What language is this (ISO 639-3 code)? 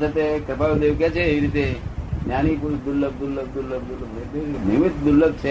guj